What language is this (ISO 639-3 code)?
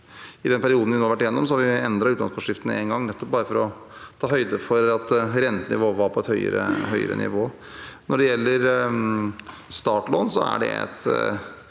nor